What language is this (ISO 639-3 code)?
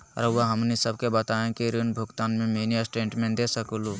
mag